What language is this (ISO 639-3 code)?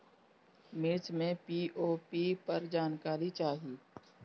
bho